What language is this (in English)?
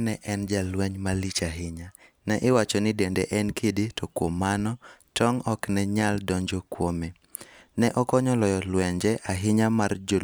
Luo (Kenya and Tanzania)